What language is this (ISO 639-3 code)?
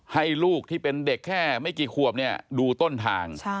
tha